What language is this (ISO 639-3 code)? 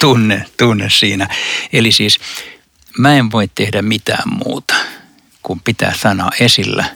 fin